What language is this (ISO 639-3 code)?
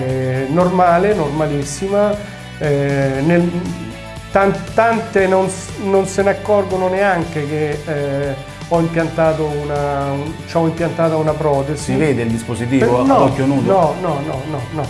ita